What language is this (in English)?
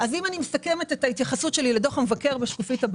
Hebrew